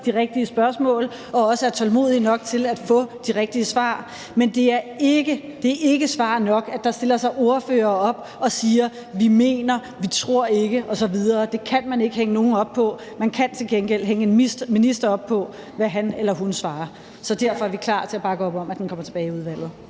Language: Danish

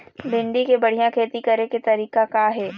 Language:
Chhattisgarhi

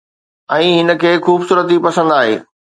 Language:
Sindhi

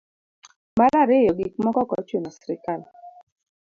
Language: Luo (Kenya and Tanzania)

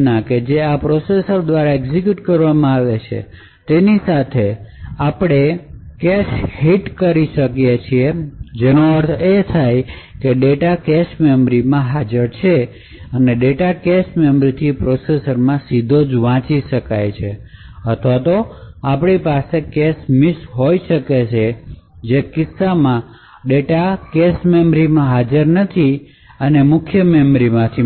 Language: Gujarati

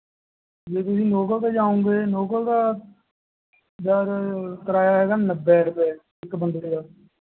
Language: Punjabi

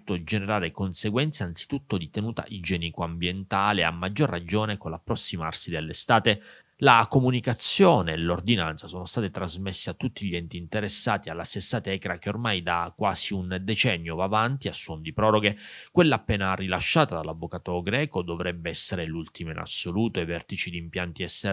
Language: Italian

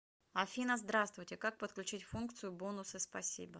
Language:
Russian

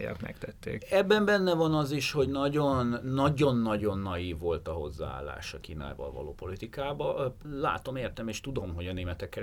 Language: Hungarian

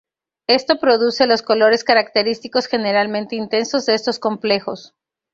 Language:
Spanish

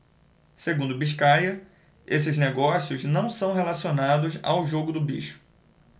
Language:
Portuguese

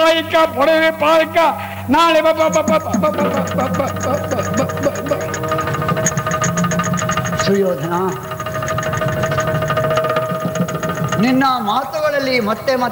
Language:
Arabic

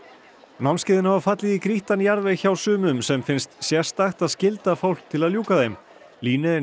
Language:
Icelandic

